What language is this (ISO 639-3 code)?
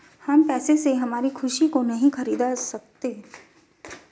hin